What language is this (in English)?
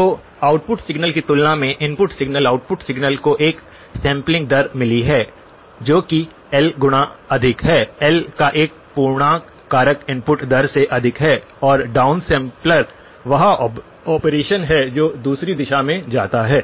Hindi